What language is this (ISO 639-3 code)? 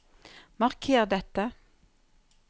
nor